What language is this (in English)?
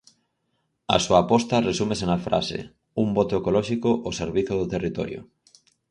Galician